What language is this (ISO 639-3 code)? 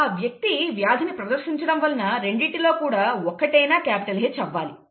tel